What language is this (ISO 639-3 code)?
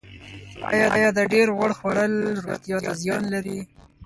pus